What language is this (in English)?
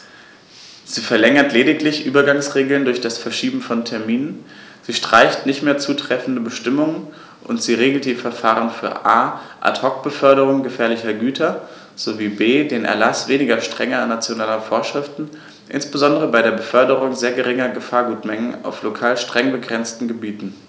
German